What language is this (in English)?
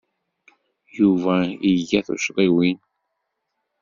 Kabyle